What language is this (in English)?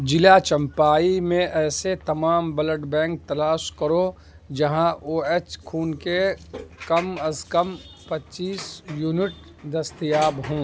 Urdu